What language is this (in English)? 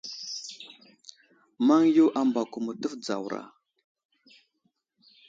Wuzlam